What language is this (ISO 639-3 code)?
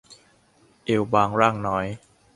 tha